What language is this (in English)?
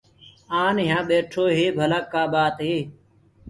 Gurgula